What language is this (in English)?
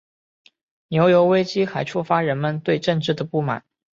Chinese